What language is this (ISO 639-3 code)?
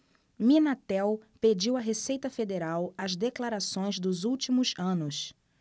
por